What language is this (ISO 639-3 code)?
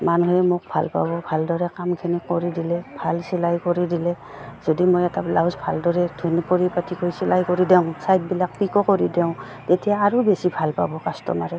asm